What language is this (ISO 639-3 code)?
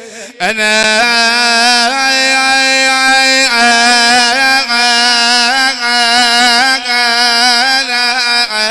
ara